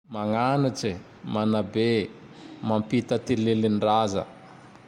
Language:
Tandroy-Mahafaly Malagasy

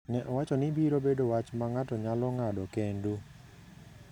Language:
Luo (Kenya and Tanzania)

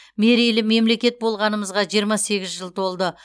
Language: Kazakh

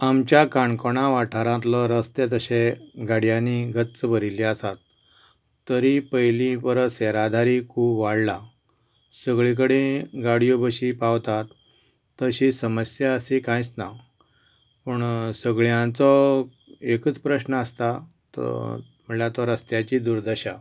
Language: Konkani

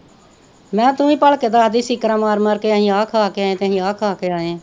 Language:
Punjabi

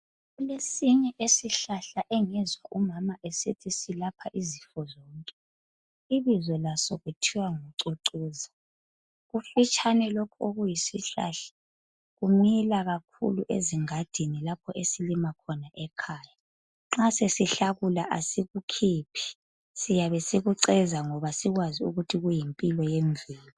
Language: North Ndebele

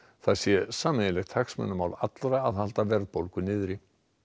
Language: Icelandic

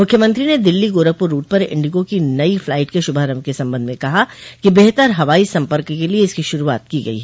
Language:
Hindi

